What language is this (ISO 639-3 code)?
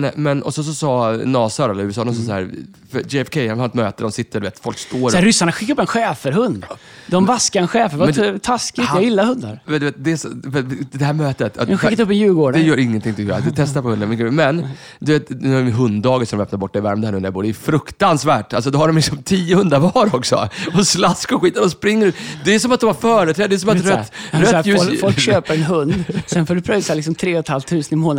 swe